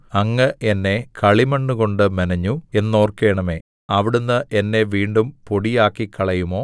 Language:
Malayalam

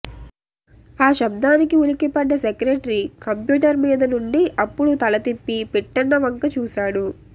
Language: Telugu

